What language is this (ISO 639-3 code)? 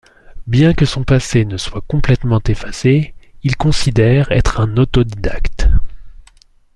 fra